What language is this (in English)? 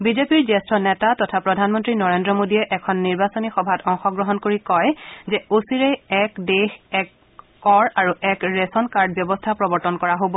Assamese